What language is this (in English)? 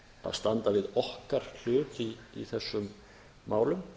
Icelandic